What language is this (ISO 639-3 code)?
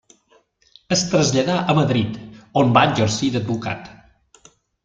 cat